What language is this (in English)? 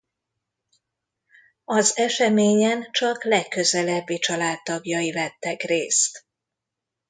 Hungarian